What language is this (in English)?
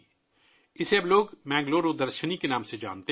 Urdu